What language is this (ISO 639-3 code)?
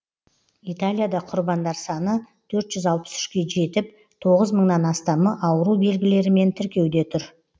kaz